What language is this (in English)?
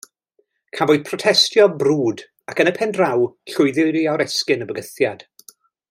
Welsh